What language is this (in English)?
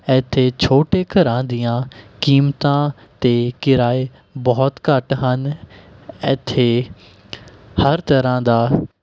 Punjabi